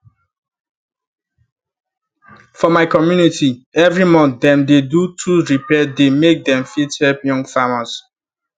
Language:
Nigerian Pidgin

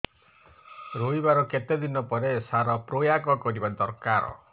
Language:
Odia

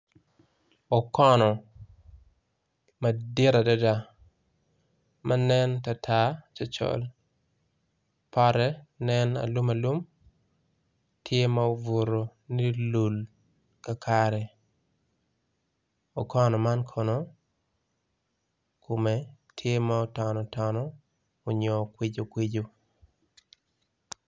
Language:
Acoli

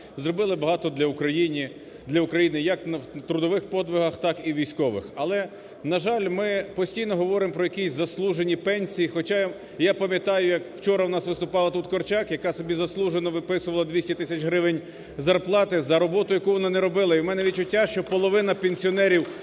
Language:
Ukrainian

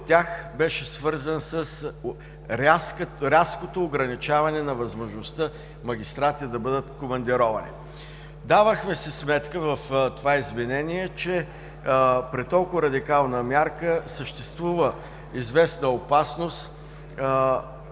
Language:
Bulgarian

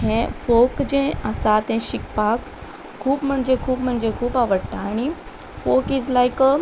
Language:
Konkani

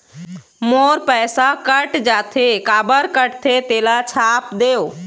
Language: Chhattisgarhi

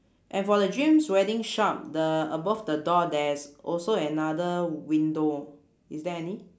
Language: English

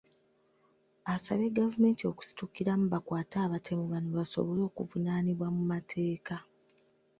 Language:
Ganda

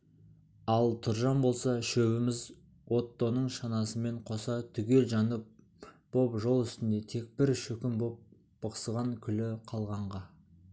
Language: Kazakh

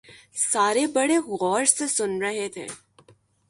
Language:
Urdu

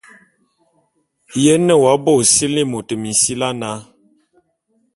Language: Bulu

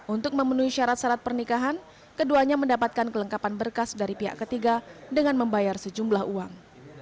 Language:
Indonesian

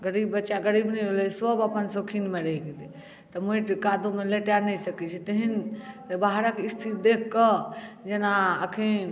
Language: Maithili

